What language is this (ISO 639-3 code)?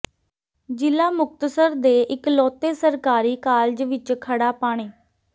pan